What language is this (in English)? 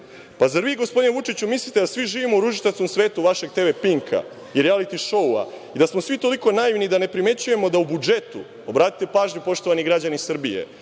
Serbian